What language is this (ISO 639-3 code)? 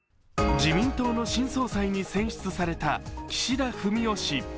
jpn